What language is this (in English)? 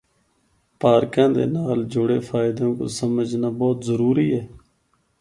Northern Hindko